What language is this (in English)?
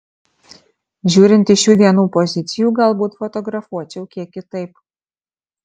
Lithuanian